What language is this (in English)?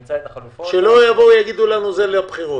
Hebrew